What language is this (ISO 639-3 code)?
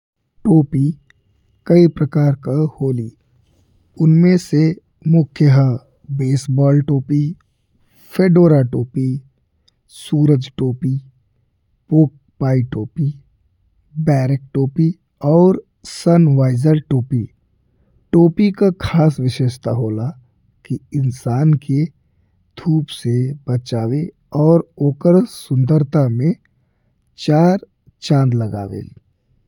bho